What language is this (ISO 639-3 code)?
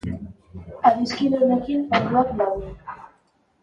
eus